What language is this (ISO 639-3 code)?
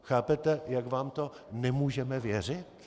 ces